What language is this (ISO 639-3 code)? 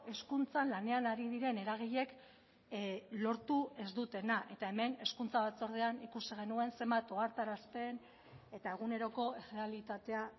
eus